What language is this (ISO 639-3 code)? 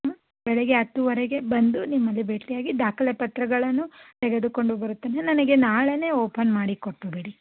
kan